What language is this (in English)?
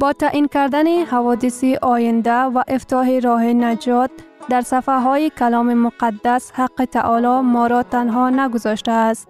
Persian